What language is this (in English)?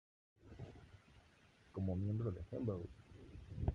Spanish